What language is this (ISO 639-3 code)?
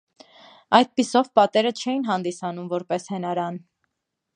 hye